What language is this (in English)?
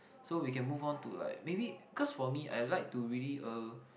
English